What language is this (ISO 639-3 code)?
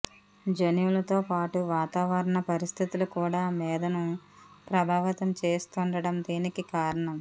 tel